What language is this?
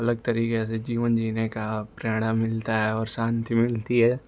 Hindi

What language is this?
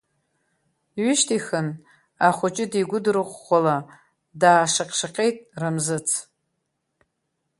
Abkhazian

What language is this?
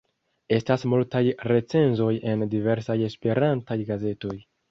Esperanto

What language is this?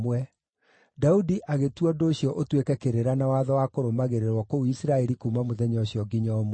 Kikuyu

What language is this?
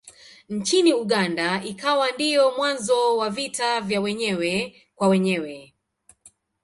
Swahili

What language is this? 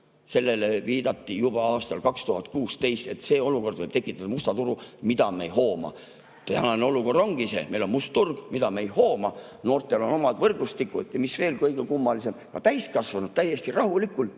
Estonian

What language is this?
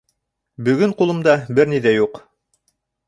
Bashkir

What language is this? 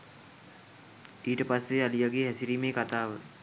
Sinhala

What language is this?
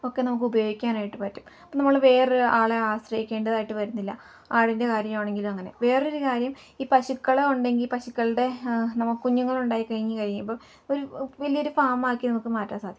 Malayalam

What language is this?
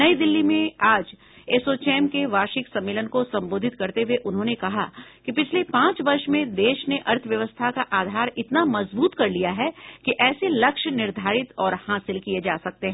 Hindi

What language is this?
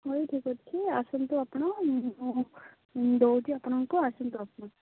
Odia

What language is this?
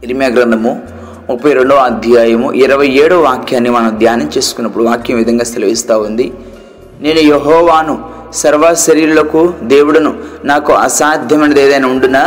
Telugu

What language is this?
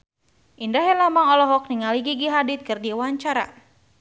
Sundanese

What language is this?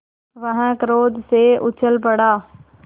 Hindi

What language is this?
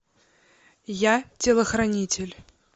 Russian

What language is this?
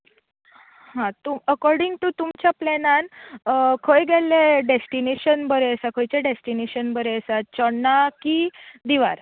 Konkani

